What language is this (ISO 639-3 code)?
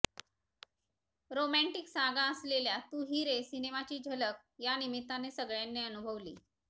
mar